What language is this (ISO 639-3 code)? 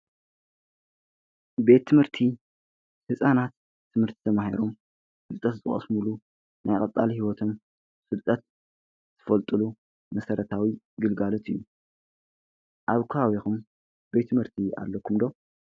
tir